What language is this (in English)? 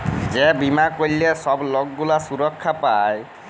Bangla